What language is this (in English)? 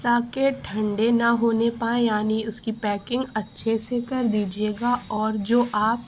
Urdu